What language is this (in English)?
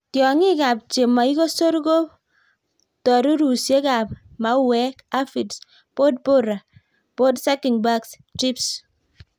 Kalenjin